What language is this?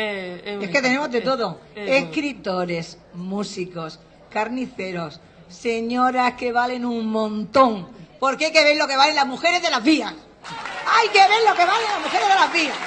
Spanish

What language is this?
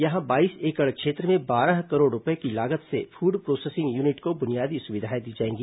Hindi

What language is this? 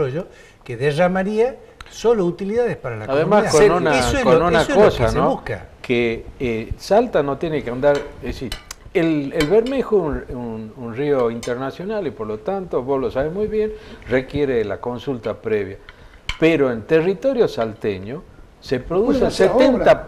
Spanish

